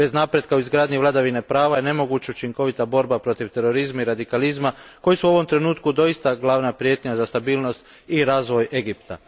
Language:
Croatian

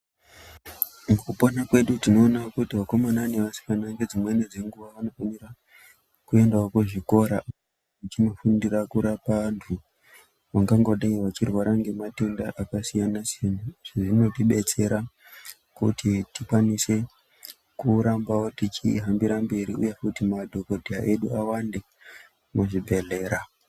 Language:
Ndau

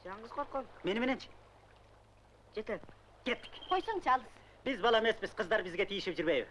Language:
Turkish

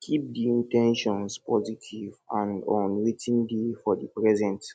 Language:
Nigerian Pidgin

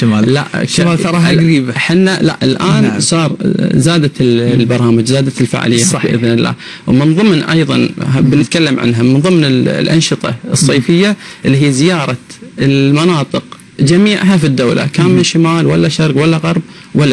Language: Arabic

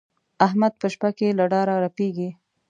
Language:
Pashto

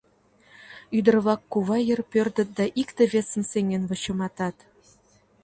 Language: Mari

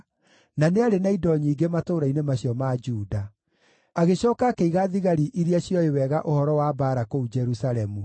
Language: Kikuyu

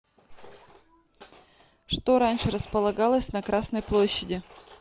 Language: Russian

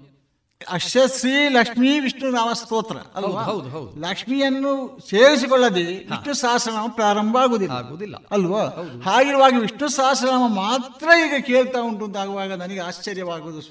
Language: Kannada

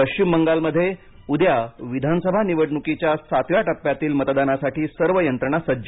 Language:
Marathi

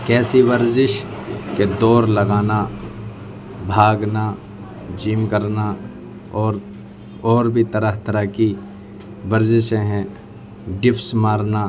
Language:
Urdu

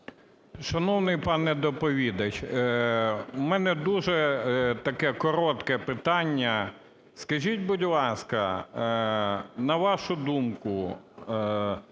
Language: Ukrainian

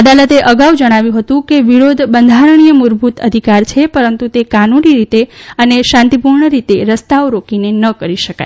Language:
Gujarati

